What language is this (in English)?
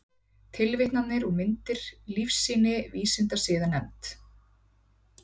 Icelandic